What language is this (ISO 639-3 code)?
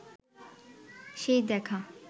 ben